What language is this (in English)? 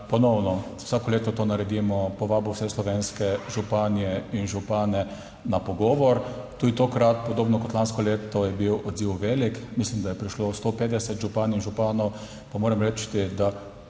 Slovenian